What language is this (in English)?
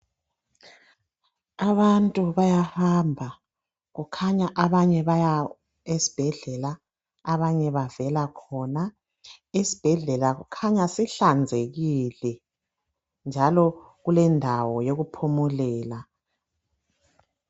North Ndebele